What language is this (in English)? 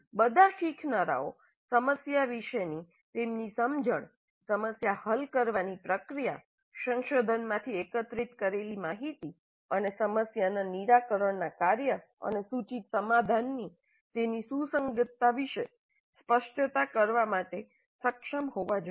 Gujarati